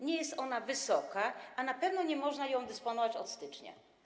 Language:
Polish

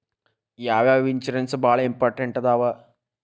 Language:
Kannada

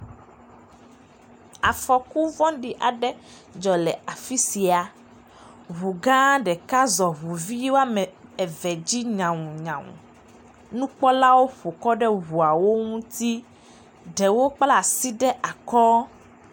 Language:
Ewe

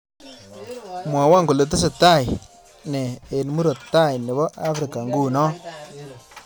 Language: Kalenjin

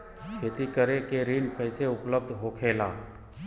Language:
Bhojpuri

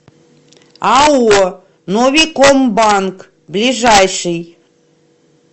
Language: Russian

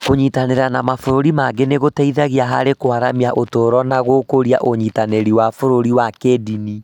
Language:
Kikuyu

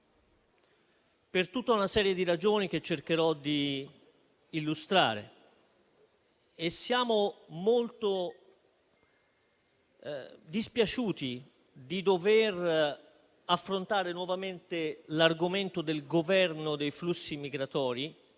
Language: Italian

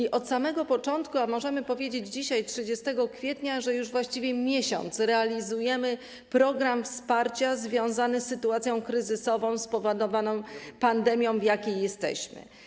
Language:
Polish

